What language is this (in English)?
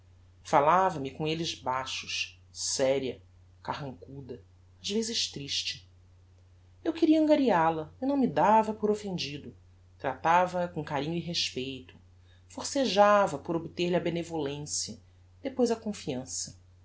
Portuguese